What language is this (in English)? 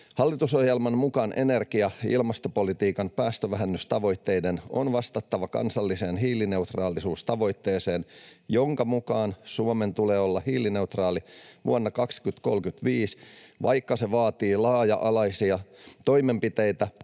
Finnish